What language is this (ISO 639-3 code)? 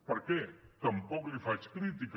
cat